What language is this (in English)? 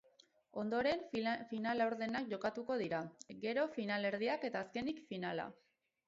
Basque